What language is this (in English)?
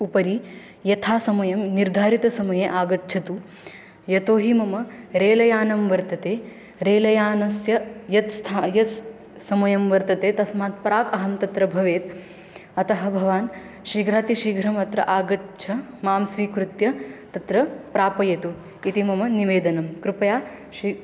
Sanskrit